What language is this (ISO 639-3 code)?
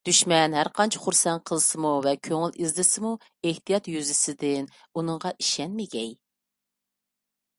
uig